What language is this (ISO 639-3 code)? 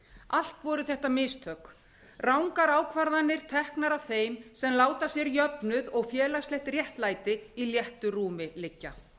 isl